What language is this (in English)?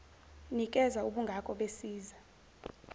Zulu